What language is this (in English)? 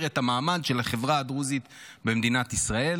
Hebrew